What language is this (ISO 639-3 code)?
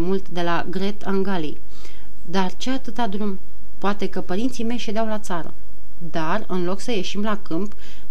ron